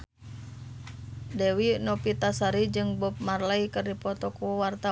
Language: Sundanese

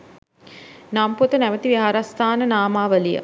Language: Sinhala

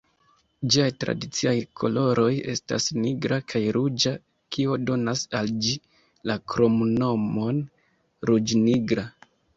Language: Esperanto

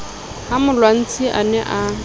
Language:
Southern Sotho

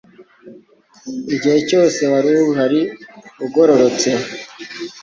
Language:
Kinyarwanda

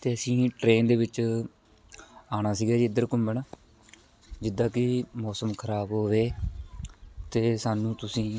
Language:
Punjabi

